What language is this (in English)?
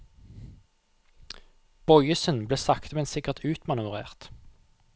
Norwegian